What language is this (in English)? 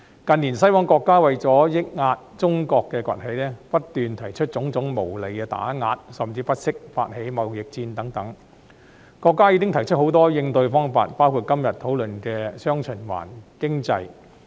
Cantonese